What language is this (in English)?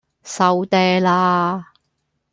Cantonese